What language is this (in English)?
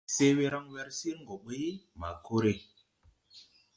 Tupuri